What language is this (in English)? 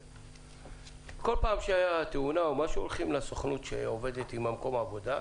Hebrew